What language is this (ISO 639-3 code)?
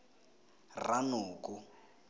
tsn